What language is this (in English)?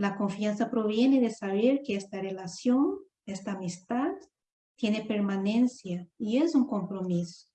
Spanish